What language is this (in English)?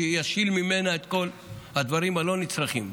Hebrew